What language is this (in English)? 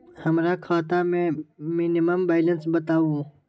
Magahi